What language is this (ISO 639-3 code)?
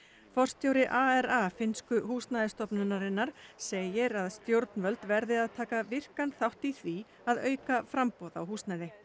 isl